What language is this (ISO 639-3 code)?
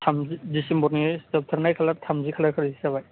brx